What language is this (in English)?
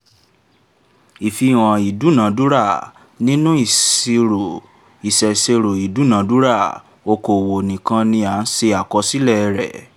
Yoruba